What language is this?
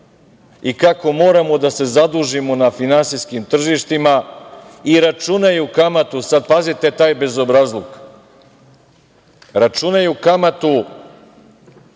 Serbian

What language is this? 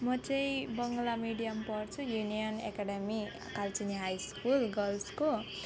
Nepali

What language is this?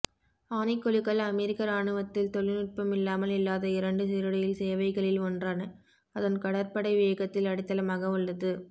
Tamil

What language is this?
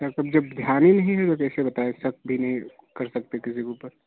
Hindi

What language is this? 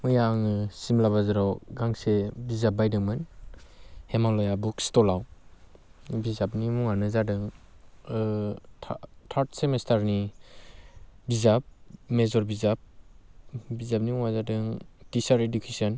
Bodo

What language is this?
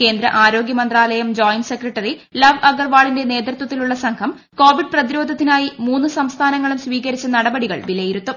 Malayalam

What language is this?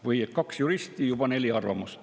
Estonian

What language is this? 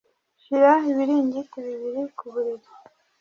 Kinyarwanda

